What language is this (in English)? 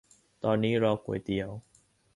Thai